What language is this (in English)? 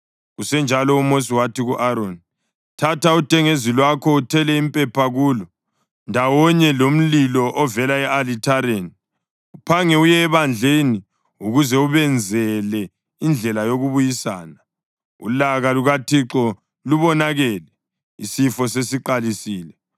North Ndebele